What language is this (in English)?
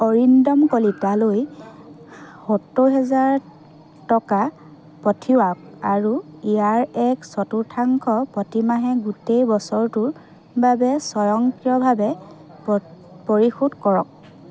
Assamese